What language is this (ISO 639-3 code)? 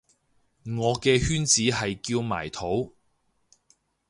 yue